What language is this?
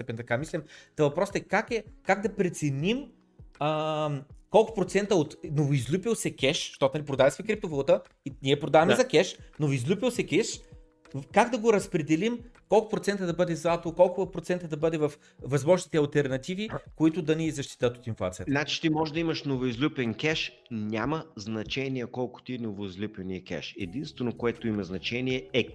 Bulgarian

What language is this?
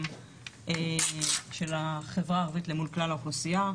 Hebrew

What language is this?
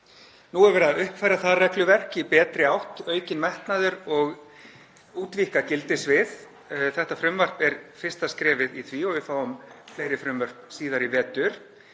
Icelandic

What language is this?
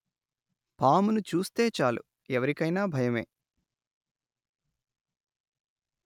Telugu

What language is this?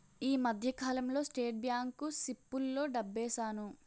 Telugu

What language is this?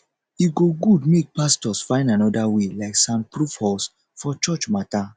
Nigerian Pidgin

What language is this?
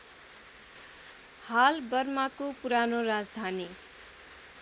Nepali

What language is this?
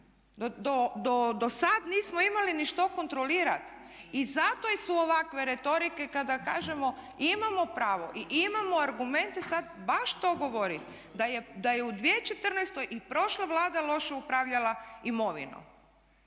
Croatian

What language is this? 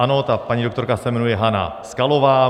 Czech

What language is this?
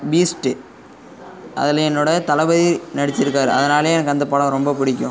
Tamil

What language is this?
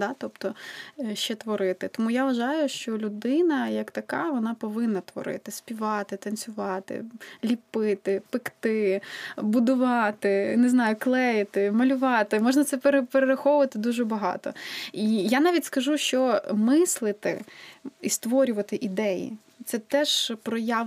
Ukrainian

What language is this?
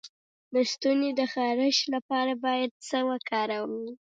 Pashto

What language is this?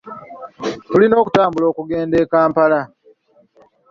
Ganda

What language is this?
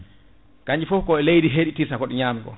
Fula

